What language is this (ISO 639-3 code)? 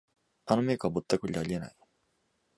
jpn